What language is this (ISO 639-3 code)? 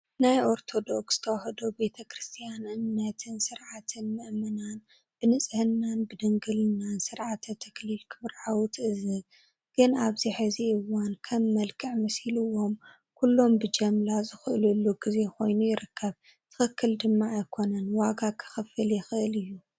tir